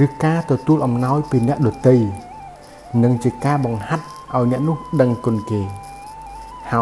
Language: Thai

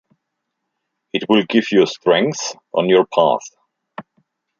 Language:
German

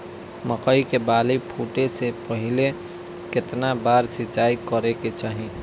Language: Bhojpuri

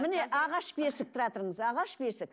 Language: Kazakh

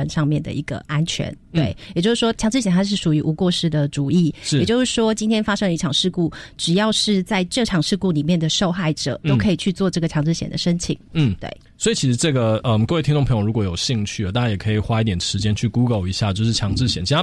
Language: Chinese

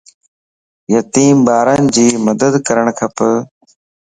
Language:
Lasi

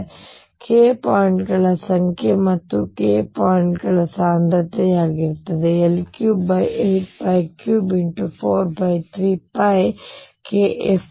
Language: Kannada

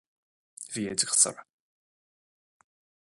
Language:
Irish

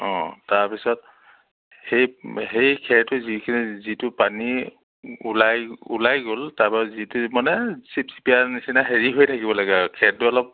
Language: Assamese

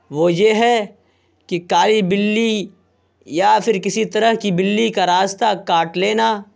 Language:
Urdu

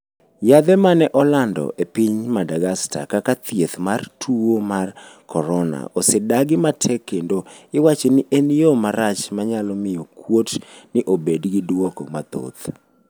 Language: Luo (Kenya and Tanzania)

